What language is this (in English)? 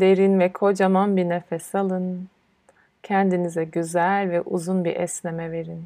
Turkish